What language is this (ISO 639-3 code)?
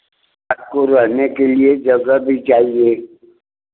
hin